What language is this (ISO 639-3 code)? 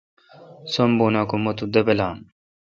xka